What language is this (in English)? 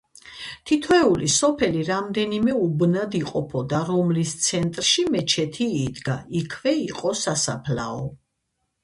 Georgian